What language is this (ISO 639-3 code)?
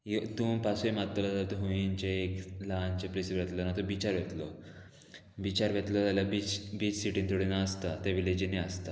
kok